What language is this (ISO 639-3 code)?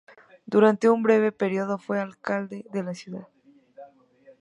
spa